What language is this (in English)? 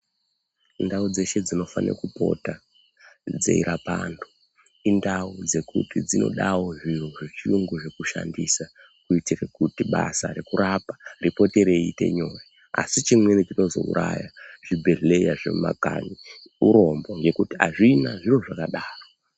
Ndau